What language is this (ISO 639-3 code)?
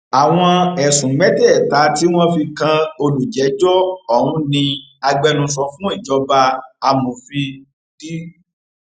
yor